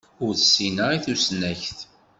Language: Kabyle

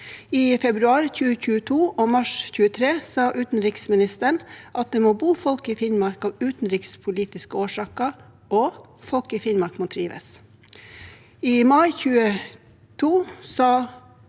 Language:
Norwegian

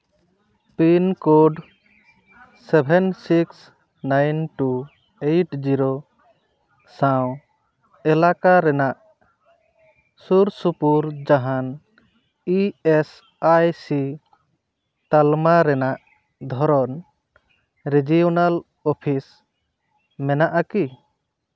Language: Santali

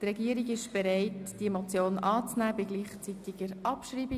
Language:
Swiss German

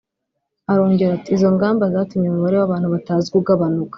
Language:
Kinyarwanda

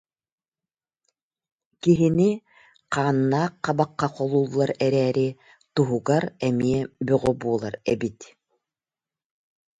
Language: Yakut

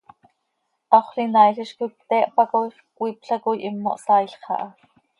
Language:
Seri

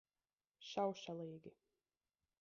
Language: Latvian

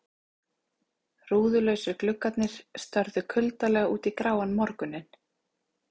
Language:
Icelandic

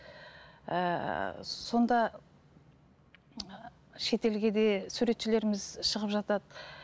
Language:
Kazakh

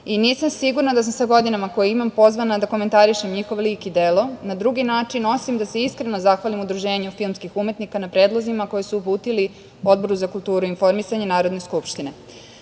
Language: Serbian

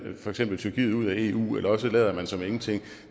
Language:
Danish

